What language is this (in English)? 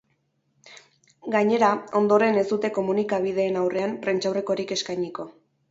Basque